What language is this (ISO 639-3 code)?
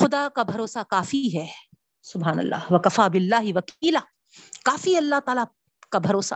urd